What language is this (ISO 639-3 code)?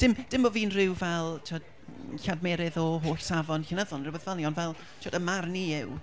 cym